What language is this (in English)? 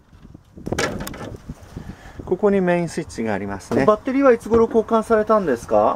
Japanese